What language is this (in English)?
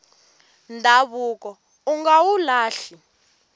Tsonga